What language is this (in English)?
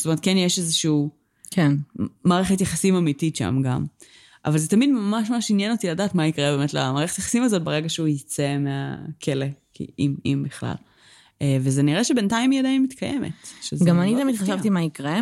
Hebrew